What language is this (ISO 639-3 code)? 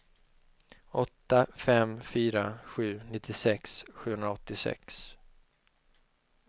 swe